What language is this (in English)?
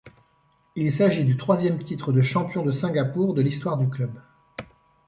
French